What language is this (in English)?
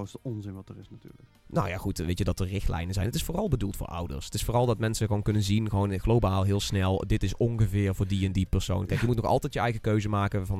Dutch